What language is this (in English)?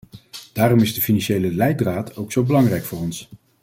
Dutch